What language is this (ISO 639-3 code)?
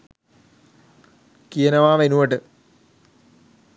sin